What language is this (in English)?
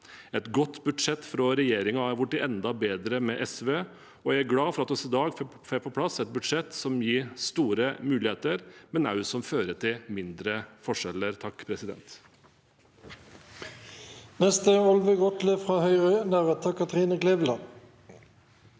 Norwegian